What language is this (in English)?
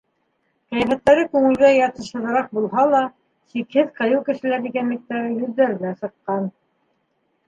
Bashkir